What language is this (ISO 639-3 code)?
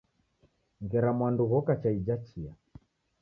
dav